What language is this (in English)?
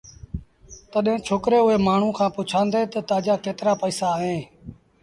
Sindhi Bhil